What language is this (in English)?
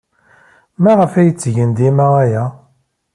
Kabyle